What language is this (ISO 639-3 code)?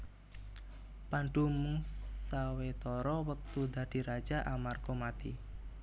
jav